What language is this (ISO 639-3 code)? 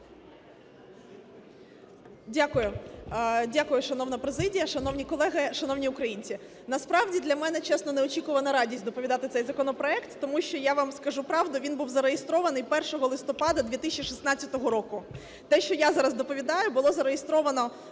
ukr